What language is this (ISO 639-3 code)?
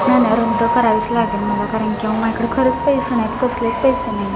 mar